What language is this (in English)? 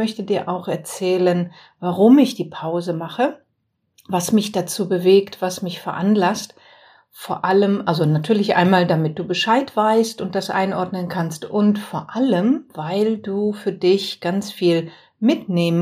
German